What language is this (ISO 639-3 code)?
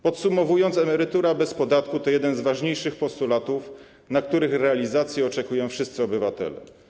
pol